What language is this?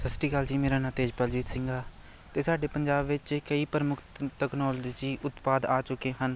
Punjabi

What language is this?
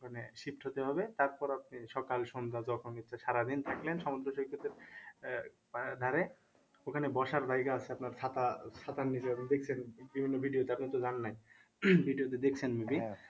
Bangla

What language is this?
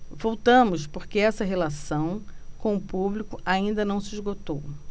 Portuguese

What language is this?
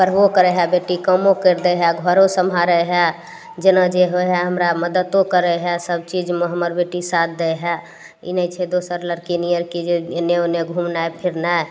Maithili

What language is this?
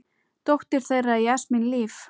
Icelandic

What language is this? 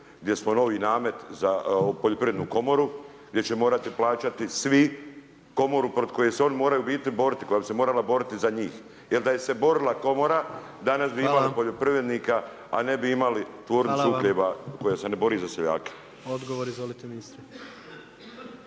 Croatian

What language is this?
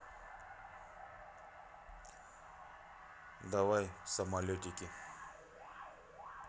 Russian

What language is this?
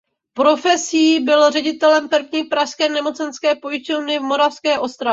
Czech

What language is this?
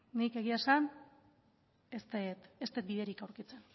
Basque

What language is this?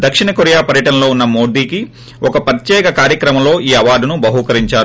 Telugu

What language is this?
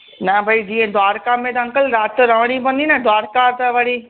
Sindhi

